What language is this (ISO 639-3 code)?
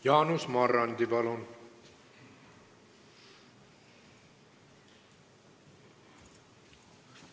est